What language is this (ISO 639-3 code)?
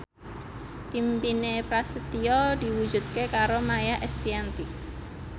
jav